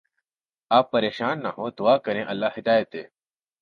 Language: Urdu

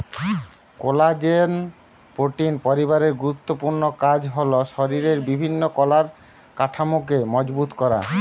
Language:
Bangla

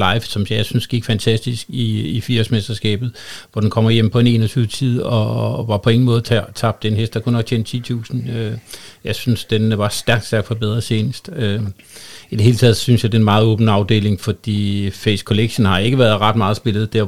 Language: Danish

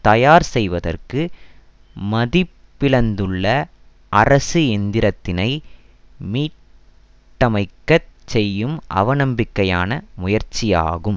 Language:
Tamil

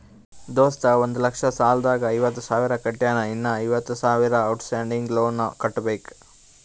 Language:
Kannada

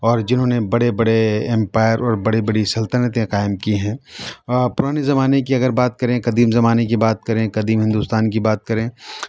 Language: Urdu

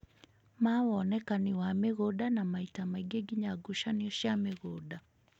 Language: Kikuyu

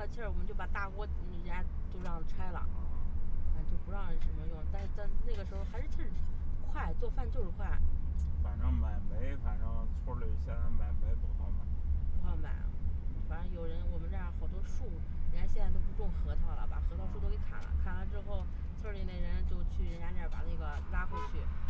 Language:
Chinese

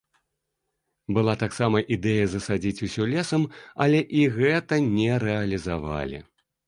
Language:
Belarusian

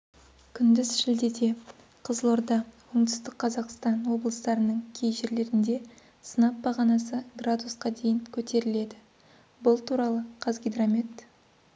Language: Kazakh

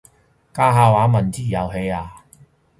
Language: Cantonese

